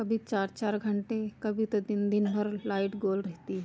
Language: Hindi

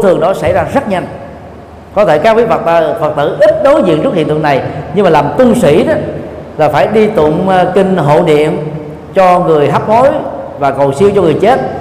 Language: Vietnamese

